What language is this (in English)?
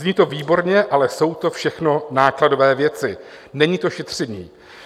Czech